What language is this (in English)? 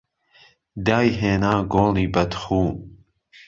Central Kurdish